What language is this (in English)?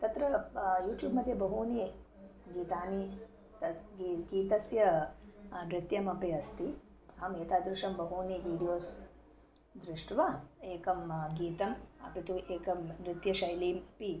Sanskrit